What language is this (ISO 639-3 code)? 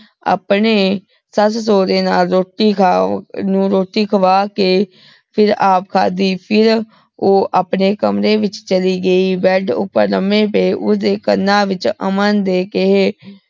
pan